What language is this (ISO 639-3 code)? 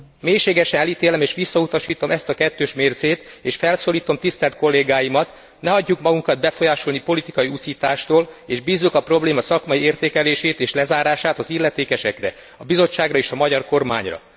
hun